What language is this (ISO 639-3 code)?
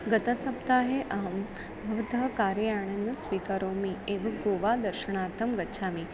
san